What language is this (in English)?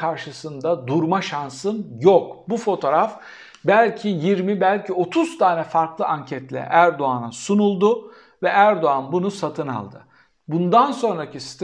Turkish